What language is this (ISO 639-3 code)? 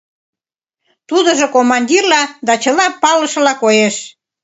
chm